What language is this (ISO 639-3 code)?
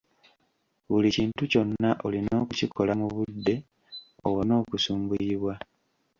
lug